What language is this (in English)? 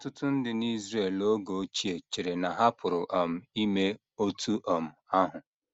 Igbo